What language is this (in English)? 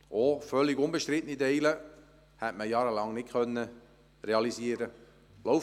Swiss German